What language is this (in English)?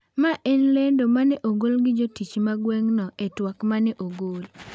Luo (Kenya and Tanzania)